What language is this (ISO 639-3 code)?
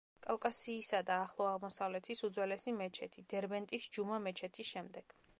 kat